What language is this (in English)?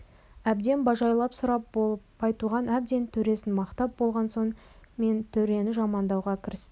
Kazakh